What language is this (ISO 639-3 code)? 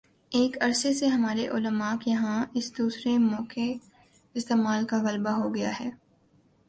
urd